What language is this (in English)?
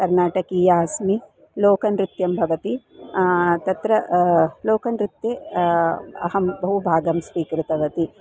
Sanskrit